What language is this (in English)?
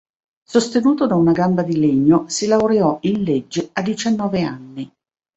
Italian